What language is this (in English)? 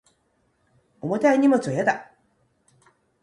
Japanese